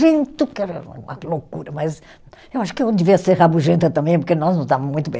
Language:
Portuguese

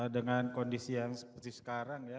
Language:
Indonesian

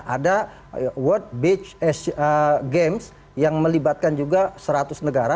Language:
Indonesian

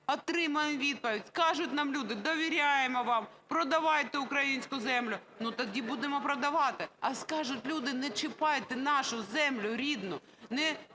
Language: Ukrainian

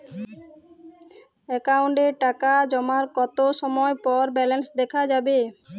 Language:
Bangla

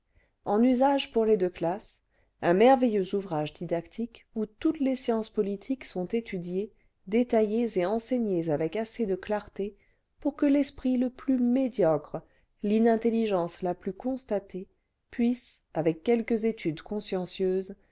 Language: French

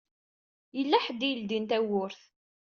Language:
Kabyle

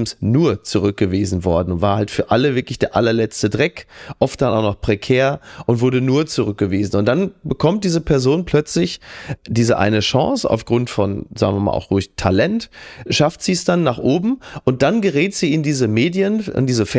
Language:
German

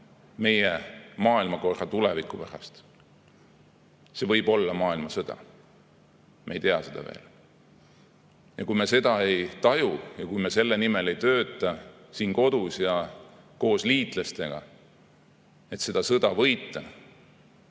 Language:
Estonian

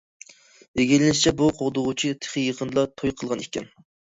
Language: Uyghur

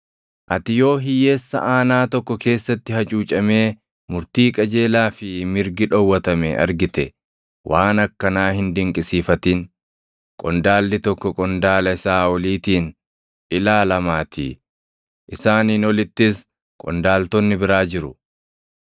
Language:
Oromo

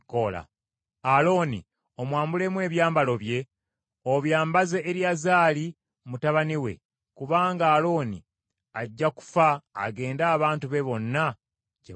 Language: Ganda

